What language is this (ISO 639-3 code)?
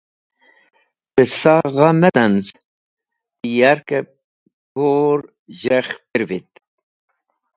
wbl